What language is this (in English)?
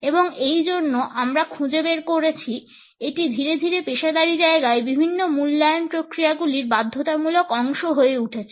Bangla